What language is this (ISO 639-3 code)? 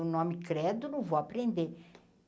por